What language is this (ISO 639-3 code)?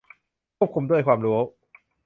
tha